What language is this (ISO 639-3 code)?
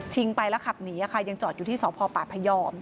tha